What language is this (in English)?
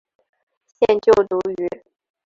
Chinese